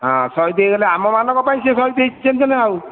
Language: Odia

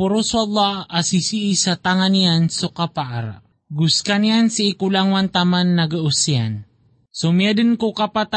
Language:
Filipino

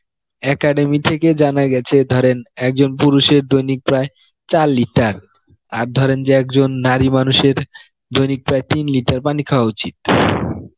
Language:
Bangla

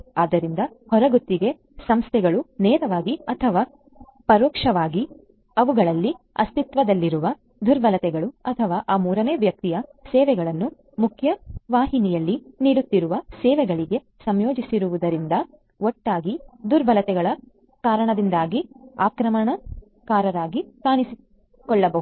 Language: Kannada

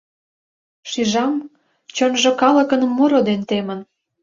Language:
Mari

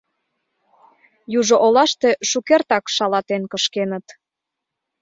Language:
Mari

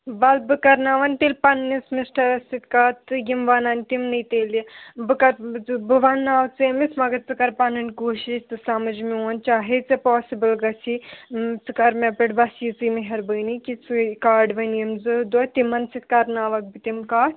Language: Kashmiri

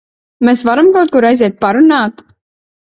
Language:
Latvian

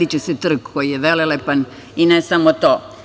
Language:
Serbian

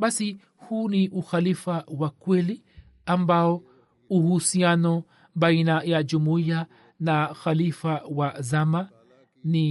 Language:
Swahili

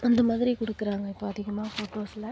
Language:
Tamil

